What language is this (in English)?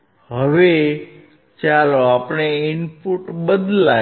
Gujarati